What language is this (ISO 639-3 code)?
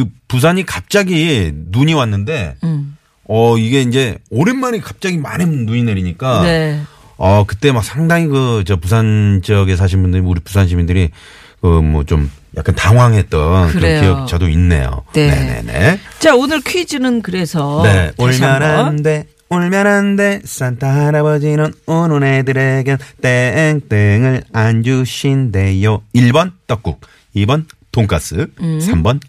kor